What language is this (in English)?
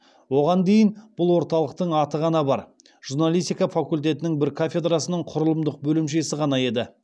Kazakh